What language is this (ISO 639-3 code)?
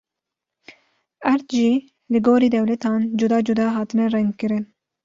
kur